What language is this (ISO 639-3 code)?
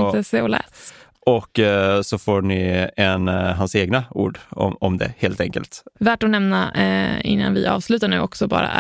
swe